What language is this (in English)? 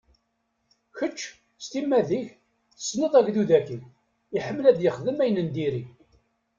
Kabyle